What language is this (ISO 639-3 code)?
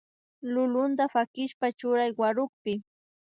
qvi